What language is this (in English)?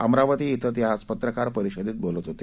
Marathi